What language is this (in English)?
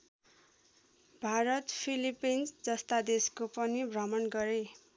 Nepali